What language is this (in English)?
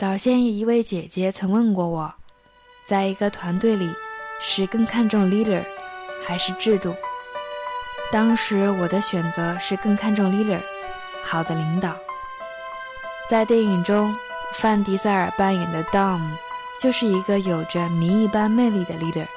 Chinese